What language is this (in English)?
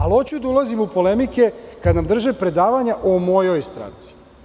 Serbian